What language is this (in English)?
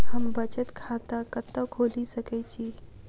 Maithili